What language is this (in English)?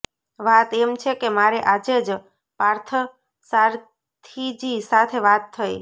Gujarati